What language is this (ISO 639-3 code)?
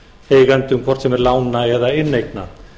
isl